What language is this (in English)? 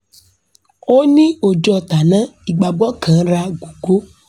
Yoruba